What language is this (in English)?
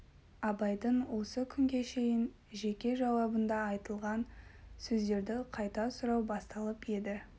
Kazakh